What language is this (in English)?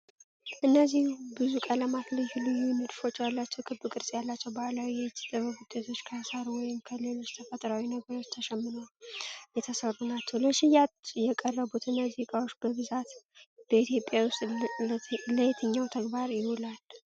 Amharic